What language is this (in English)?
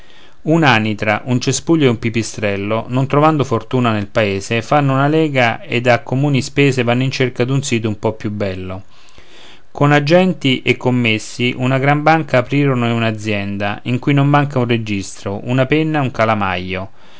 Italian